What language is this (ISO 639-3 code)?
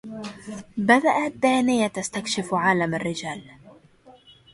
ara